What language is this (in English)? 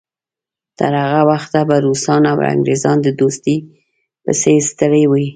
Pashto